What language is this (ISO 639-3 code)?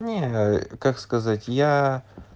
rus